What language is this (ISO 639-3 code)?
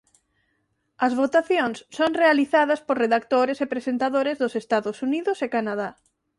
glg